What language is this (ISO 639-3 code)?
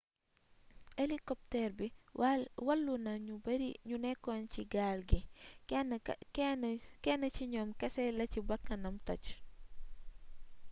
wol